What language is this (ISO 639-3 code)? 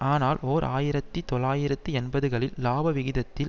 tam